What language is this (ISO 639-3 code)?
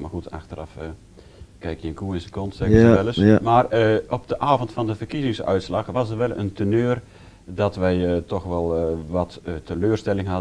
nld